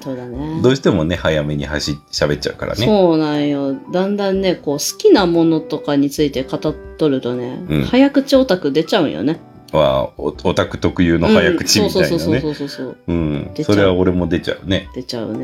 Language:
Japanese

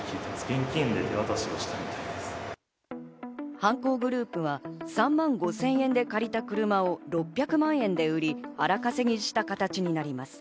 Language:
Japanese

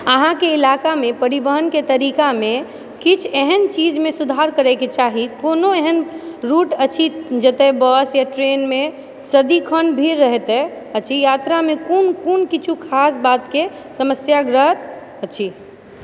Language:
Maithili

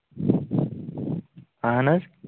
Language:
Kashmiri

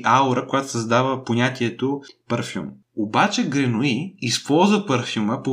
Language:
Bulgarian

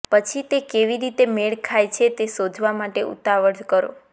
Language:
Gujarati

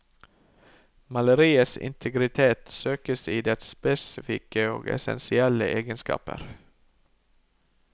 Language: Norwegian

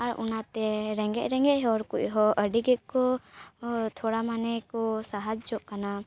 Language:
Santali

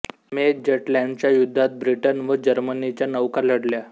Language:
Marathi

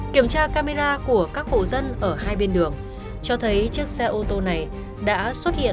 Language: Vietnamese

